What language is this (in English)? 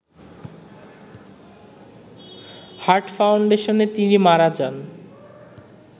Bangla